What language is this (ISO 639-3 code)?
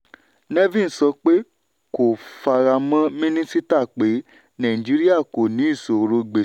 yor